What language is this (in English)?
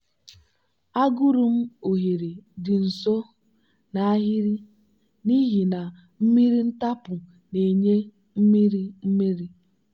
Igbo